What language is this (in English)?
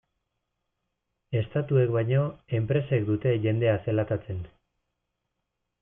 Basque